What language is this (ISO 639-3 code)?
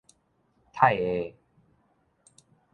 nan